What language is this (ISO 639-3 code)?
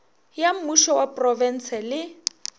nso